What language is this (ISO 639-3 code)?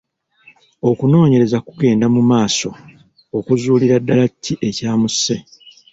lug